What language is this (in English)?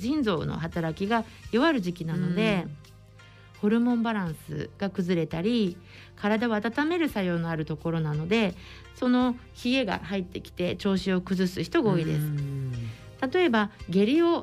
Japanese